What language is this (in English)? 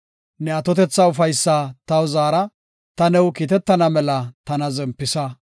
Gofa